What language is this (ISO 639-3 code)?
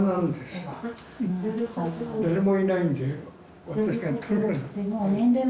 jpn